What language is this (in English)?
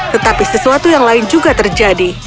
Indonesian